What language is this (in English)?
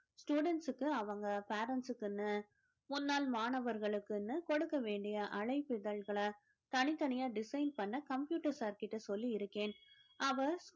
Tamil